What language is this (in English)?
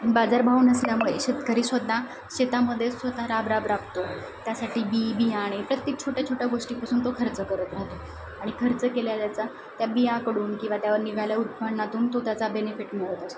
Marathi